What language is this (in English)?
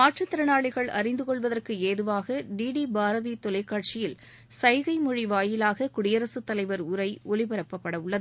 Tamil